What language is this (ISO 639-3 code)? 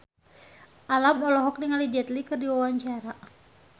sun